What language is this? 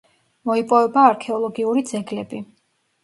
Georgian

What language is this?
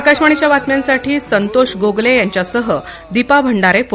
Marathi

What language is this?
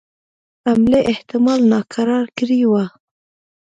Pashto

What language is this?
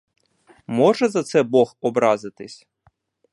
Ukrainian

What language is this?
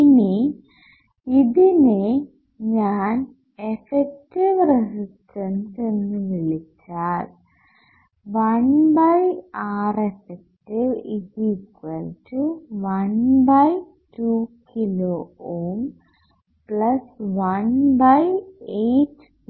Malayalam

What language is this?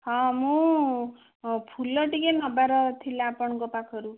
Odia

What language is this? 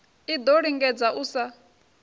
Venda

